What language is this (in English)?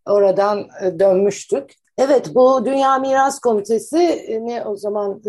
Turkish